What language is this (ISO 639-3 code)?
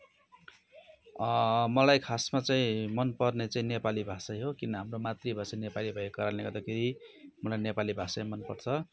nep